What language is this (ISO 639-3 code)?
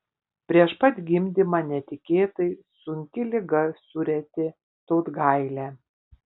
lit